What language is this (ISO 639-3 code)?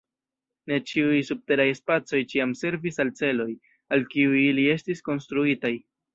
epo